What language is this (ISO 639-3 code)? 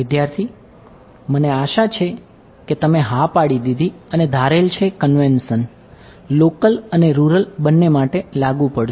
guj